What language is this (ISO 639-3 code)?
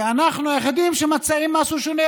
heb